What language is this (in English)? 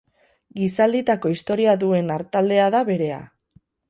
Basque